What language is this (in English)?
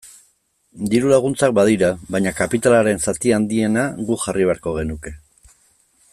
Basque